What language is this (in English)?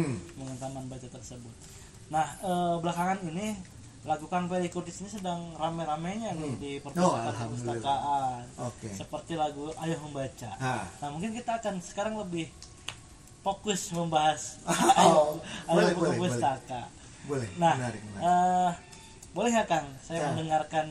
Indonesian